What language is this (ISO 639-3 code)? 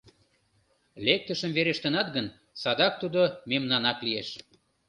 chm